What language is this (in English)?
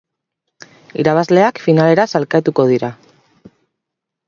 Basque